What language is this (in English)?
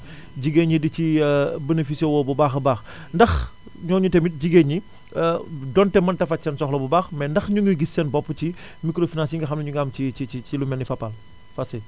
Wolof